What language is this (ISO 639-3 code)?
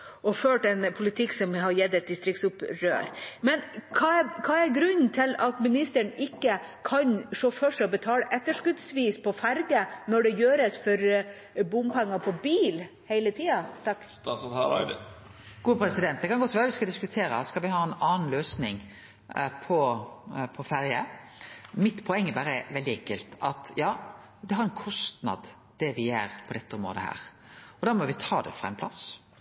nor